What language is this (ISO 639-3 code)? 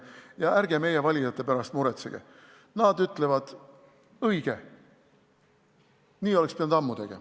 est